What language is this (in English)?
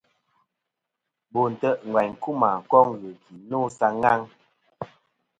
Kom